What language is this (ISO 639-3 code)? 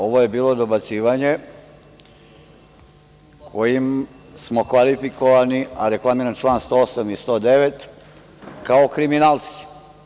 srp